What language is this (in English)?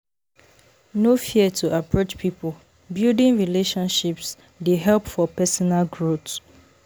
Nigerian Pidgin